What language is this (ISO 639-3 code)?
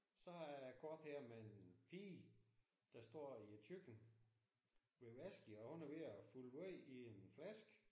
dan